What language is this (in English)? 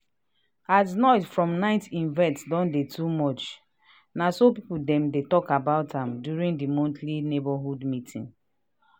Nigerian Pidgin